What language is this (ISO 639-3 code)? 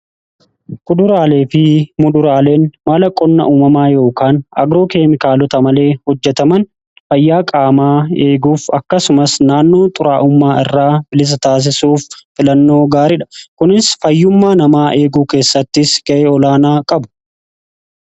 orm